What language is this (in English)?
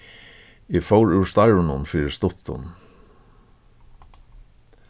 Faroese